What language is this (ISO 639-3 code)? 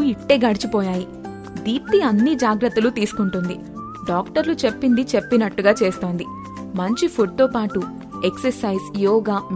tel